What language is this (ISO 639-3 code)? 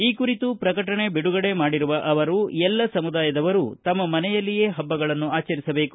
kan